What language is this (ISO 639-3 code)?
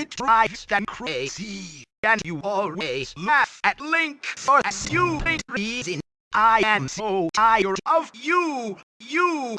eng